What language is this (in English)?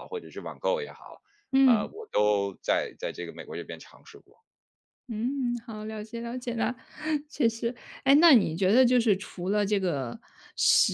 Chinese